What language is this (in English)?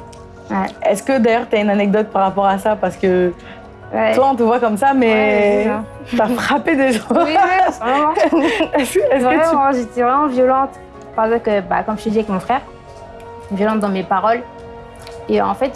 French